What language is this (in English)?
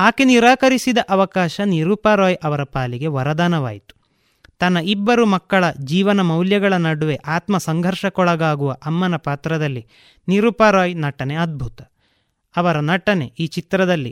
Kannada